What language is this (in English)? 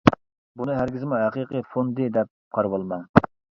Uyghur